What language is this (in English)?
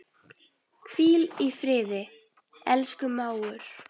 Icelandic